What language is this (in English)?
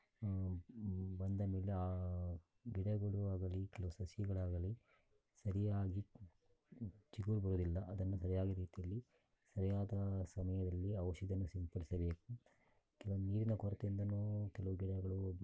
Kannada